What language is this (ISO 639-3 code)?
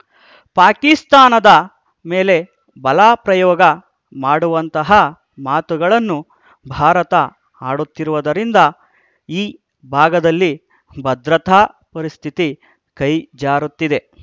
kan